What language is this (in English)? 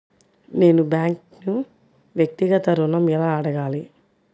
Telugu